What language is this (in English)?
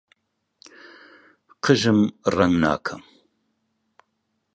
Central Kurdish